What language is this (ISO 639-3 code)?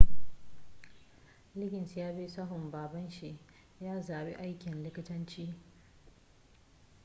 hau